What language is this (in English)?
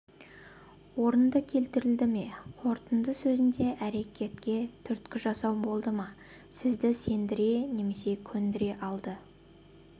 Kazakh